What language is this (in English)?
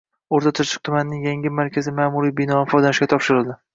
Uzbek